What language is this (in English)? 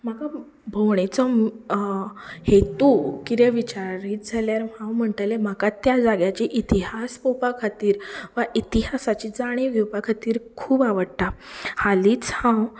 Konkani